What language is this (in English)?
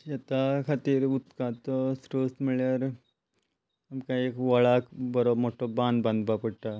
Konkani